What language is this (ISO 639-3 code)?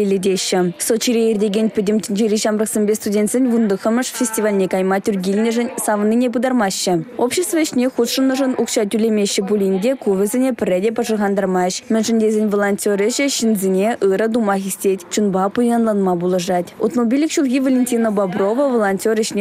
rus